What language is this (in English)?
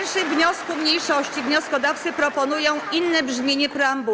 Polish